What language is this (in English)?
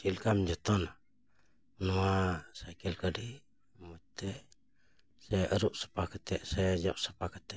Santali